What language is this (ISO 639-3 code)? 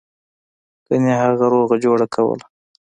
pus